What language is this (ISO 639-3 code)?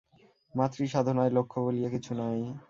ben